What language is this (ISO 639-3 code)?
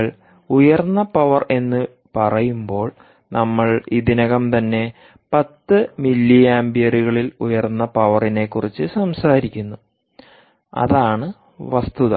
mal